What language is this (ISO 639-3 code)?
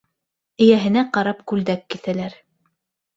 bak